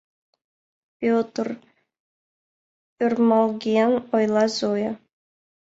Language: Mari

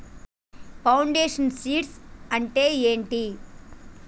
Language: Telugu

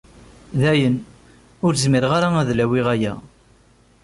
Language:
Kabyle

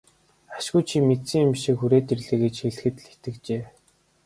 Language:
Mongolian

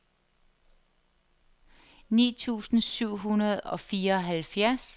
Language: Danish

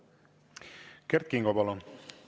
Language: Estonian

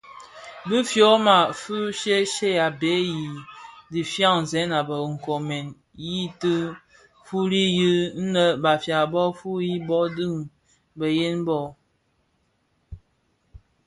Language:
Bafia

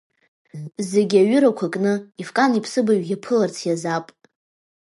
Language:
Abkhazian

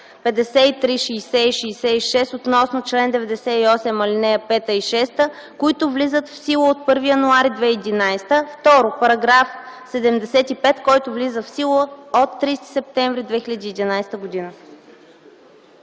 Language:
Bulgarian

